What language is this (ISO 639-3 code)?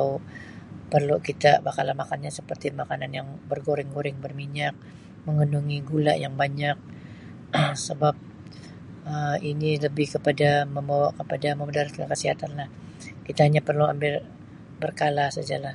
msi